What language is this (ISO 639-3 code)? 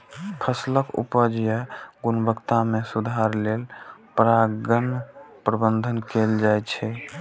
mai